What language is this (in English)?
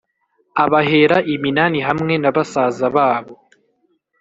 Kinyarwanda